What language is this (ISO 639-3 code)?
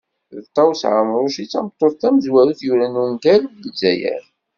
kab